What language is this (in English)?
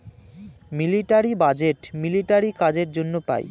Bangla